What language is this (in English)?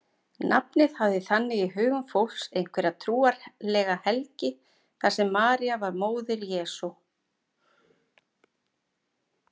Icelandic